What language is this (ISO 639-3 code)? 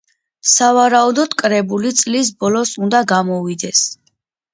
kat